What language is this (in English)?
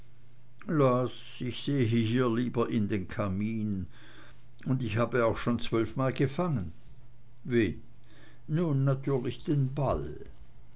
German